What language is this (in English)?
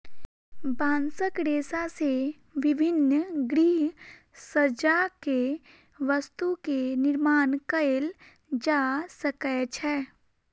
Maithili